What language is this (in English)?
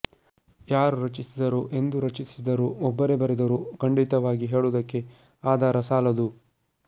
Kannada